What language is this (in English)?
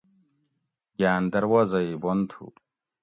Gawri